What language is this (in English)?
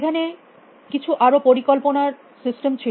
Bangla